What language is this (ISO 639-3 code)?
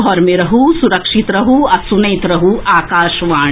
mai